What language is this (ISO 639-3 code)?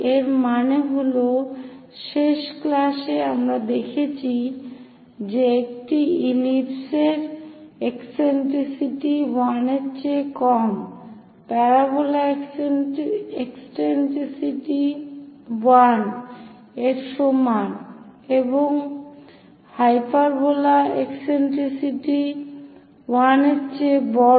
ben